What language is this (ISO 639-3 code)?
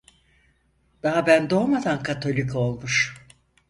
tur